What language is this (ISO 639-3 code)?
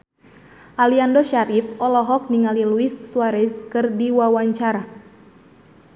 sun